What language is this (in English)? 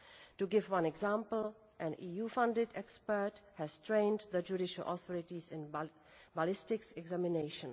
English